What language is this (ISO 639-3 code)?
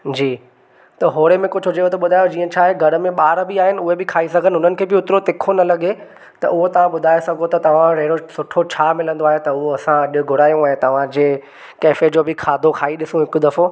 snd